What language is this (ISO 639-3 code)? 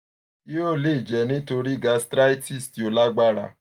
yor